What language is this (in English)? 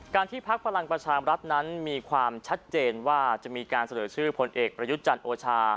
Thai